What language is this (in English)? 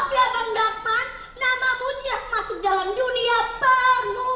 Indonesian